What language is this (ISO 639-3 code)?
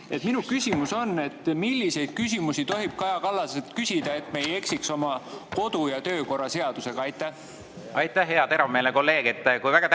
est